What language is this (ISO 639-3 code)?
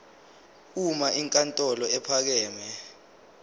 zul